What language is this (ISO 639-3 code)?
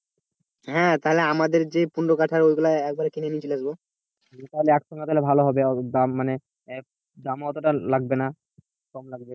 ben